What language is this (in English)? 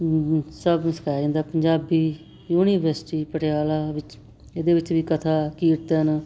Punjabi